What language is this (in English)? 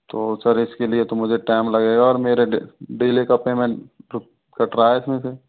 Hindi